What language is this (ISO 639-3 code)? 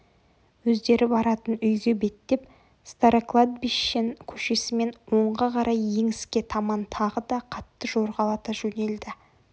kaz